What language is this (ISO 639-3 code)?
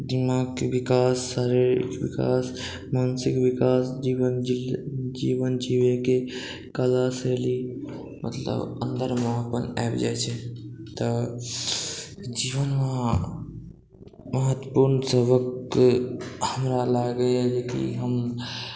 mai